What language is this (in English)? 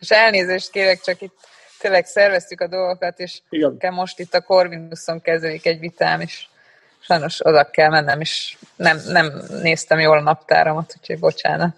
Hungarian